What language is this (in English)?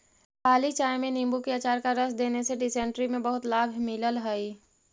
Magahi